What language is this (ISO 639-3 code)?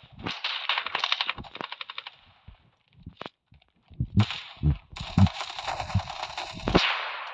rus